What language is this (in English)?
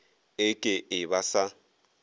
Northern Sotho